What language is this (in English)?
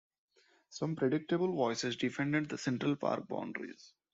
English